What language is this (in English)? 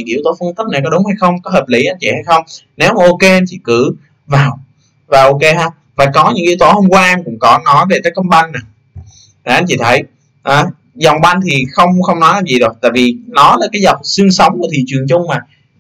Vietnamese